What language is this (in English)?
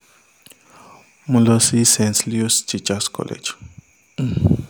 Yoruba